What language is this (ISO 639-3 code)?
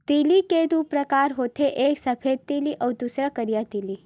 hne